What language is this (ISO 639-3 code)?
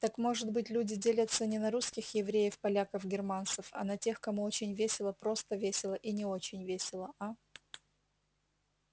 rus